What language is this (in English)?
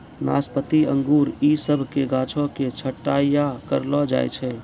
Maithili